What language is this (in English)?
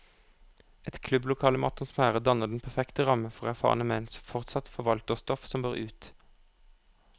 Norwegian